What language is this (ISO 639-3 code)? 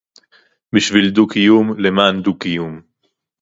heb